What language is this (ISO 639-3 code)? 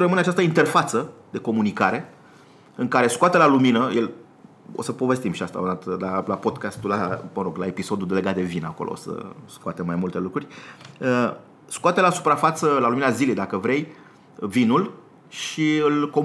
ron